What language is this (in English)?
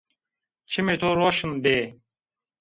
Zaza